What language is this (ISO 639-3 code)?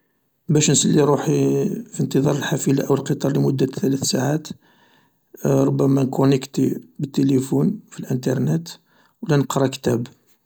arq